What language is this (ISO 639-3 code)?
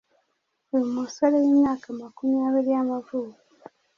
kin